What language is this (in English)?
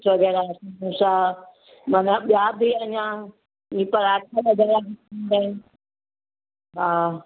Sindhi